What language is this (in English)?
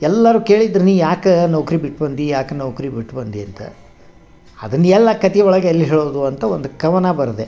Kannada